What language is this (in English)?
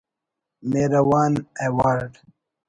Brahui